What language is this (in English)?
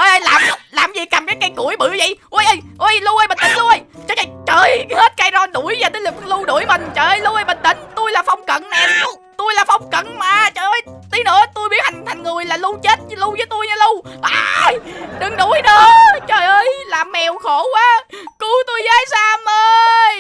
Vietnamese